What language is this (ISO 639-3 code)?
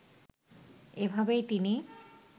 ben